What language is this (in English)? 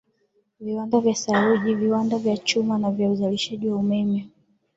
Swahili